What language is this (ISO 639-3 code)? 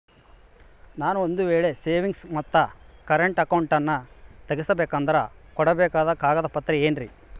kan